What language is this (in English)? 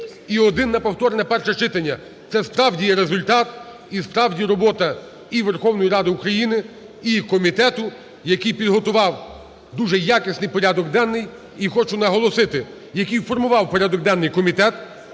Ukrainian